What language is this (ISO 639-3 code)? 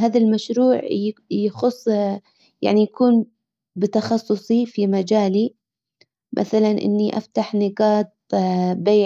acw